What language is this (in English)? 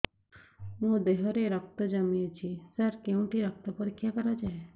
Odia